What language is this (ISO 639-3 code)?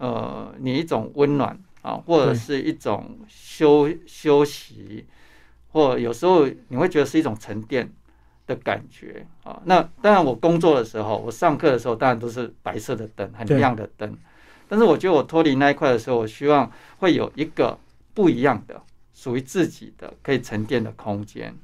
zho